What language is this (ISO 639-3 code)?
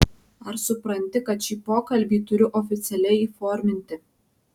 lit